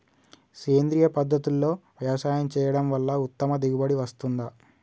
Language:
Telugu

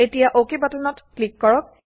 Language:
Assamese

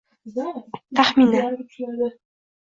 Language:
Uzbek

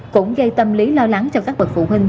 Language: Vietnamese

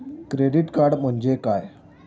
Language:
Marathi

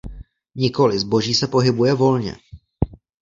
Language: Czech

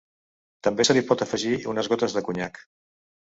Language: Catalan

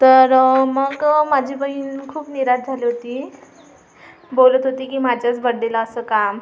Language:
Marathi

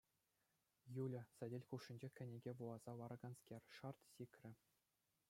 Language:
Chuvash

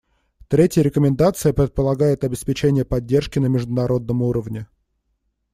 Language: Russian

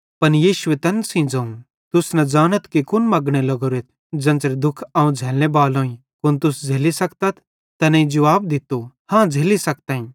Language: Bhadrawahi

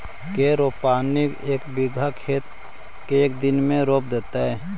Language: Magahi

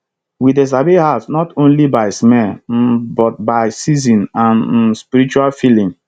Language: Nigerian Pidgin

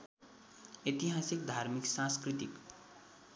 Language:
Nepali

